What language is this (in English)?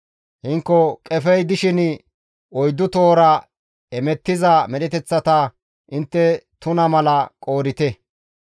Gamo